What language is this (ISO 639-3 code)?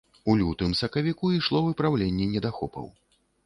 bel